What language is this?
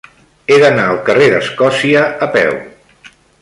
Catalan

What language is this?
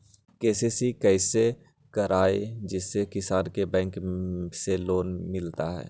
Magahi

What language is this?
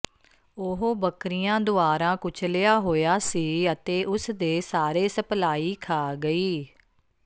Punjabi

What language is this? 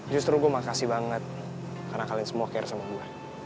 Indonesian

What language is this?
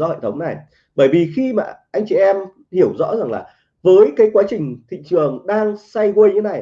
Vietnamese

